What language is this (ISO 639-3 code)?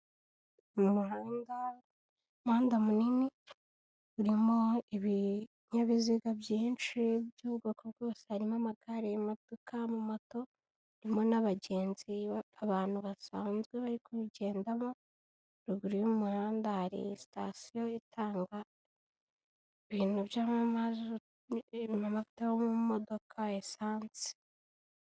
kin